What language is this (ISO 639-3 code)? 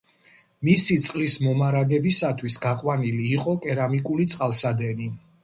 kat